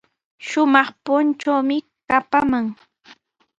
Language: Sihuas Ancash Quechua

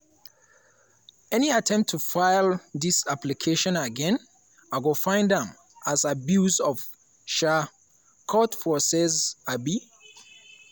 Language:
Nigerian Pidgin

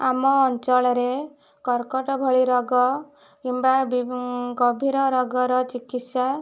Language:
Odia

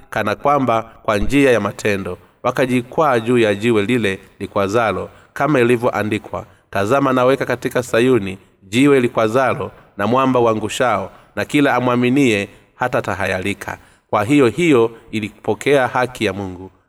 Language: Swahili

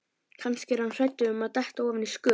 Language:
Icelandic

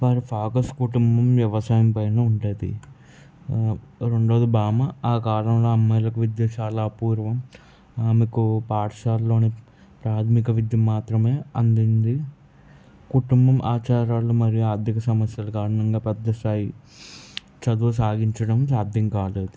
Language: Telugu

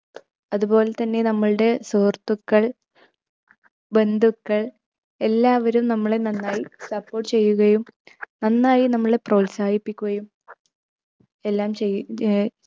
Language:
Malayalam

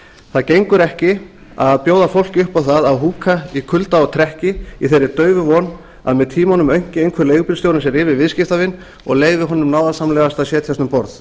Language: Icelandic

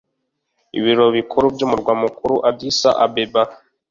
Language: Kinyarwanda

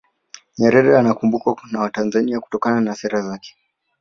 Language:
Swahili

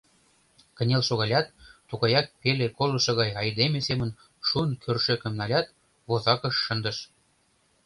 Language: Mari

